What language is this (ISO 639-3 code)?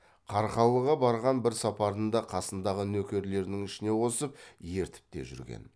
kaz